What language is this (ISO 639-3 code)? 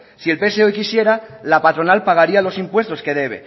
spa